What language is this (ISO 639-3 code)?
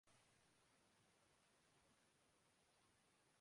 urd